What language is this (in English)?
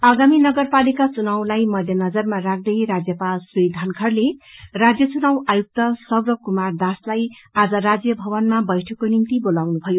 Nepali